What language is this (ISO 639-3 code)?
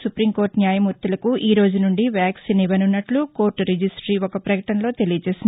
tel